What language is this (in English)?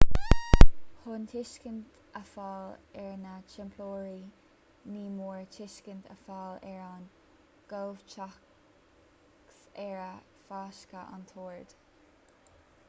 Irish